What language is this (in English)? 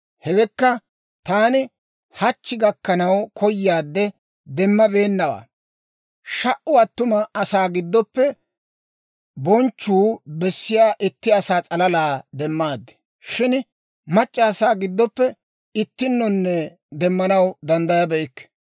Dawro